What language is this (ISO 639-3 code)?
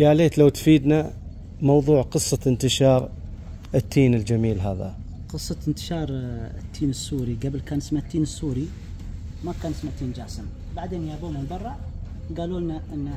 ara